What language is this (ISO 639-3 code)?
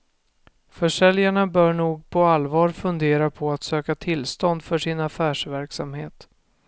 swe